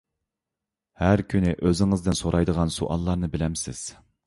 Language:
Uyghur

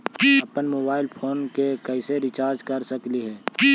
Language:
Magahi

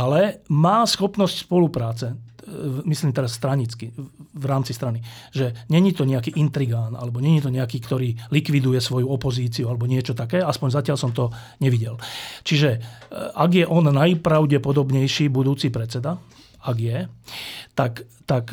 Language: Slovak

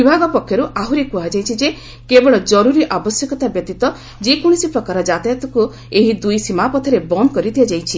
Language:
Odia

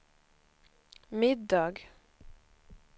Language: Swedish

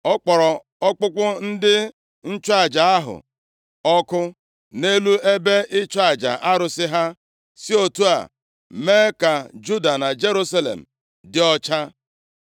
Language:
Igbo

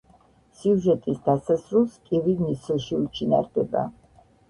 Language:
Georgian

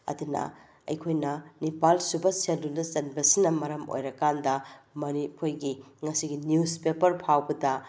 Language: Manipuri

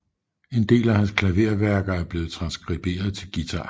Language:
Danish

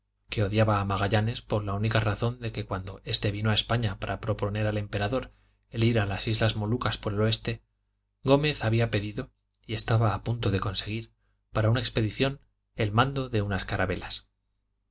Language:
Spanish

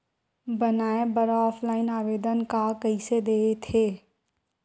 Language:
Chhattisgarhi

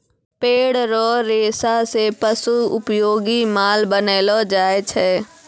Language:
Maithili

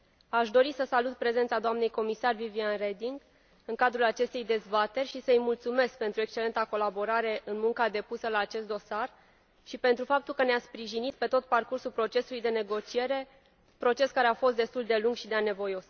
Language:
Romanian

